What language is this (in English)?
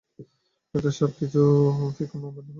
Bangla